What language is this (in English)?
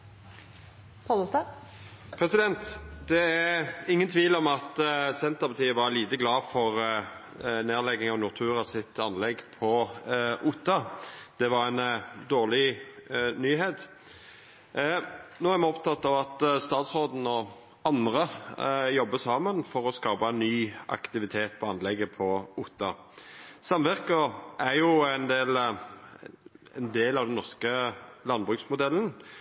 Norwegian Nynorsk